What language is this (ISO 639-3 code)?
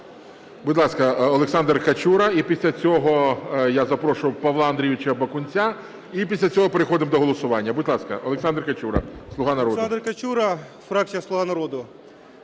ukr